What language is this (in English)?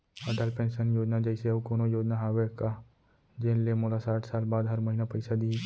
Chhattisgarhi